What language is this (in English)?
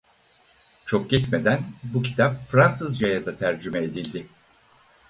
Turkish